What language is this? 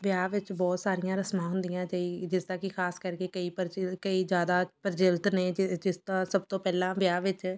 Punjabi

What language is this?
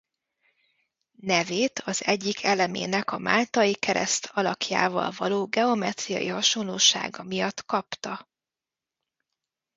Hungarian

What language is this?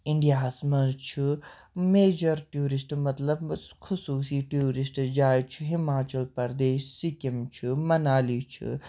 Kashmiri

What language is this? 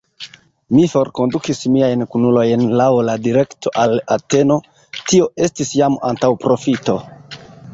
Esperanto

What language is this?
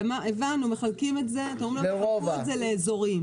Hebrew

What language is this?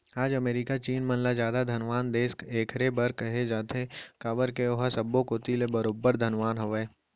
Chhattisgarhi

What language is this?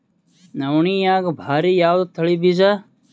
Kannada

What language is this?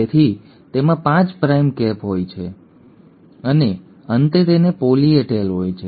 Gujarati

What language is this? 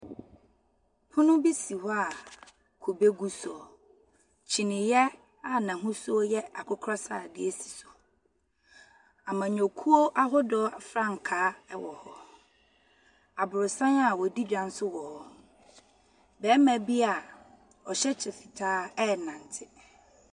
Akan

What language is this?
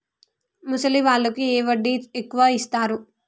Telugu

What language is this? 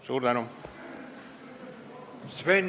Estonian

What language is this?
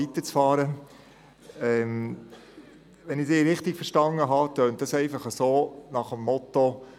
Swiss German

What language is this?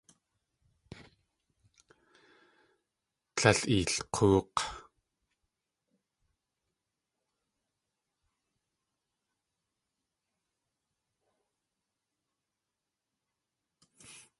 Tlingit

